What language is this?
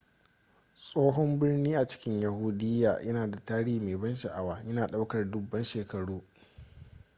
Hausa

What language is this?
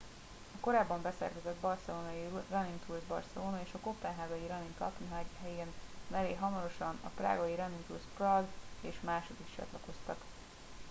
Hungarian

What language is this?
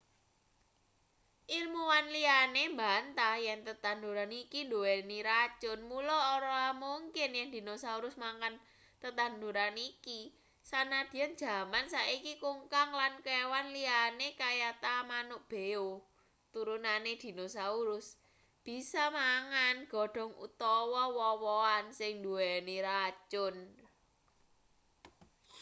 Javanese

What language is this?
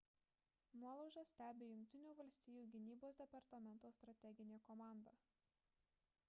Lithuanian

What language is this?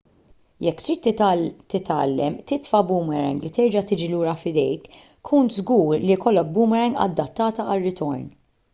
Maltese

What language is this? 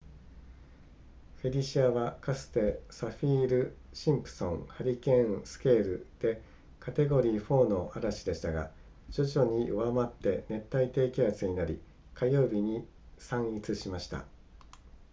Japanese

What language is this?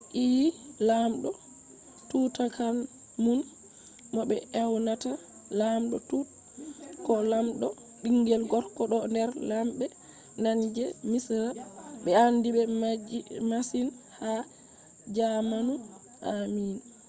Fula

